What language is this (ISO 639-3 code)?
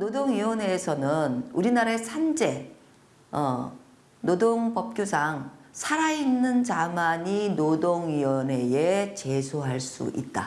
kor